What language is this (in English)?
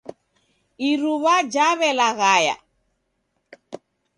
Taita